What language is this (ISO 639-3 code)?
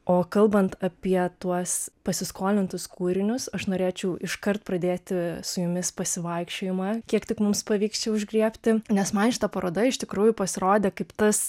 lit